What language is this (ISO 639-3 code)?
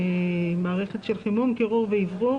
heb